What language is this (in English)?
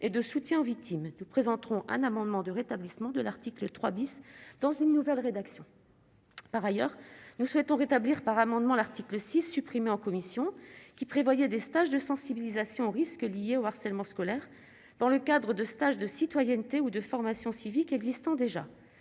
French